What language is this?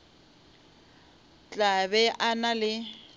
Northern Sotho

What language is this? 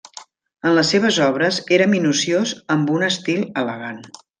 Catalan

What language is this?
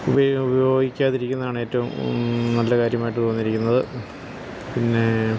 Malayalam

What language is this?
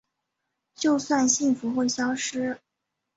Chinese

